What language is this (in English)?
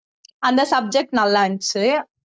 Tamil